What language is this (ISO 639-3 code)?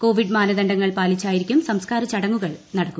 mal